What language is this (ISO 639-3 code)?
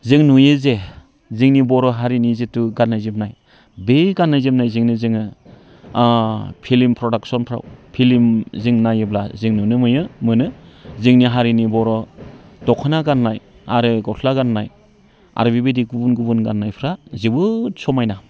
brx